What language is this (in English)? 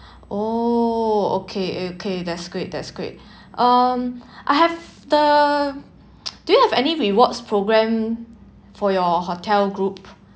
English